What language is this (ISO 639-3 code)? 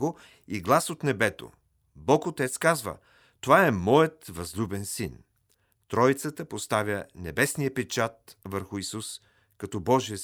bul